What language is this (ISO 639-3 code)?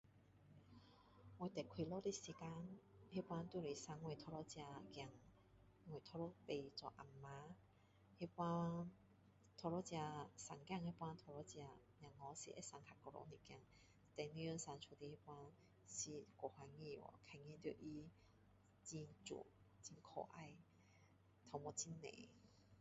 cdo